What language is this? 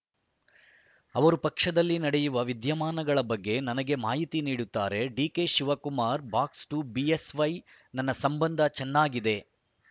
Kannada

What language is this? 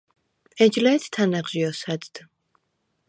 Svan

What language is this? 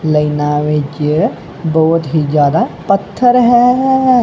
Punjabi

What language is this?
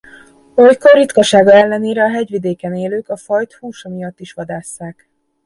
Hungarian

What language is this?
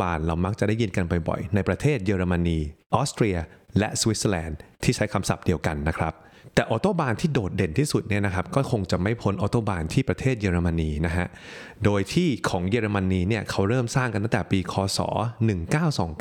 Thai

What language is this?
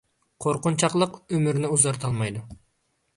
Uyghur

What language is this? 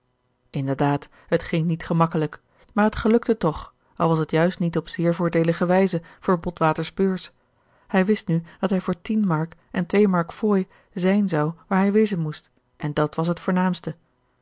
Dutch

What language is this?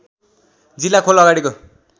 Nepali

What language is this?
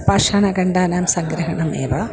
Sanskrit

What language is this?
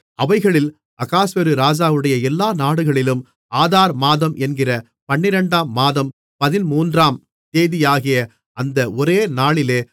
Tamil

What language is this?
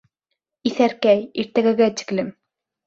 Bashkir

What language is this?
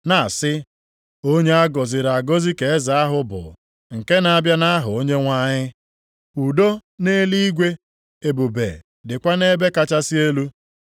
Igbo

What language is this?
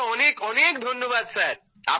Bangla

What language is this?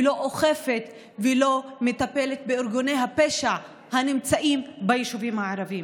Hebrew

